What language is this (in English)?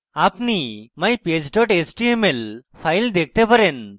Bangla